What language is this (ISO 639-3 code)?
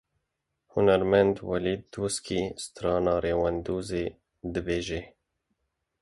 kur